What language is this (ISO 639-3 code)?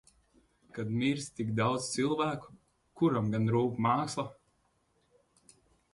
lav